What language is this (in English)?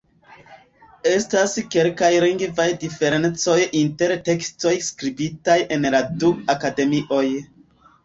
Esperanto